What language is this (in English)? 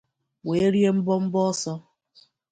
Igbo